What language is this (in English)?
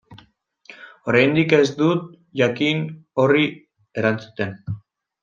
Basque